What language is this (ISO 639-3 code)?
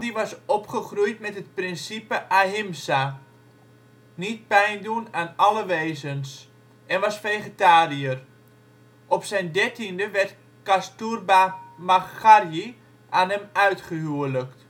nld